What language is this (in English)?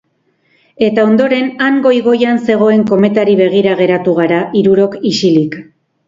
Basque